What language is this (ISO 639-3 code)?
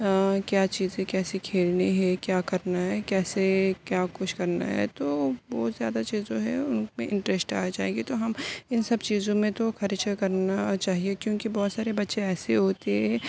urd